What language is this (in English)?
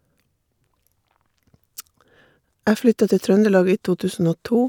Norwegian